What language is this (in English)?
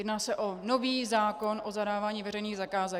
Czech